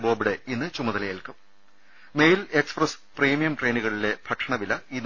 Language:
Malayalam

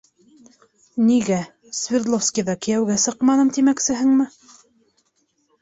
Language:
Bashkir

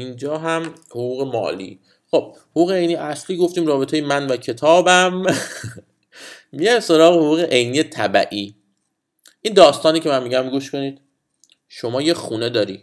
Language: Persian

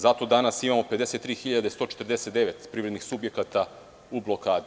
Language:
Serbian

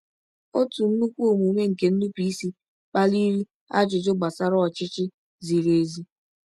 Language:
Igbo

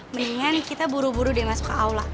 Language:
Indonesian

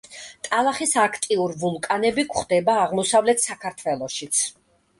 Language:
Georgian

